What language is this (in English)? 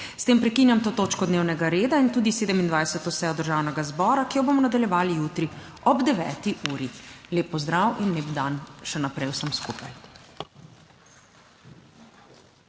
Slovenian